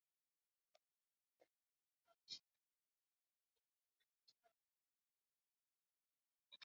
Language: Uzbek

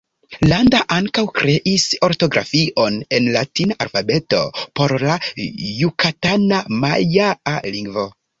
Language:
Esperanto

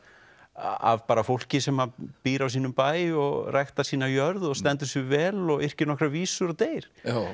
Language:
Icelandic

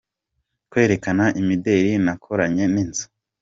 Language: Kinyarwanda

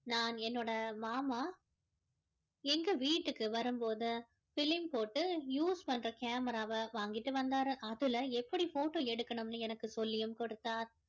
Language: Tamil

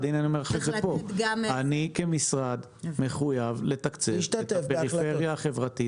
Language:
Hebrew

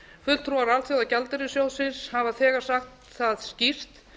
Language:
Icelandic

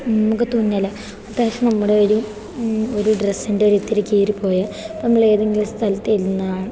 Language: Malayalam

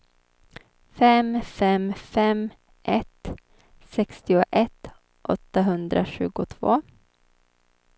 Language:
Swedish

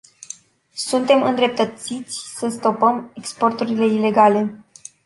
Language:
Romanian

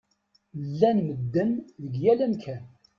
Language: Kabyle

